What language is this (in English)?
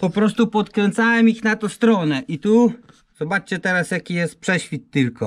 Polish